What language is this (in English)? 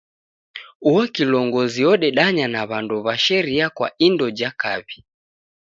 Taita